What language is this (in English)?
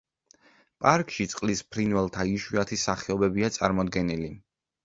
Georgian